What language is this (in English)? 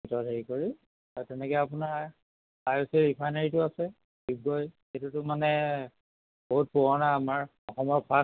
Assamese